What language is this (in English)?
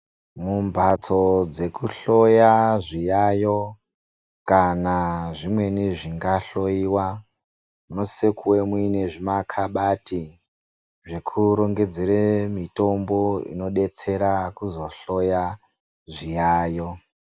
Ndau